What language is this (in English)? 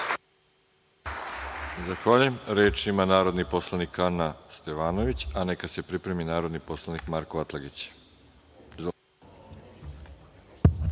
Serbian